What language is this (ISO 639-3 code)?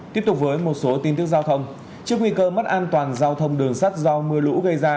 vie